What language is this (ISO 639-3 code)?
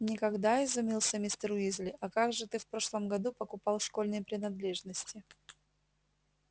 rus